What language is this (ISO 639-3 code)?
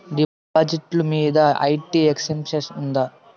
tel